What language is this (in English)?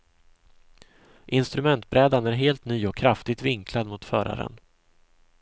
Swedish